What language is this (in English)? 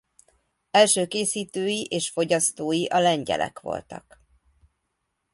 Hungarian